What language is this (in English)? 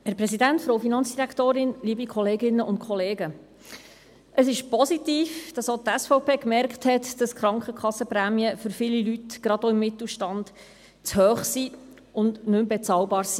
Swiss German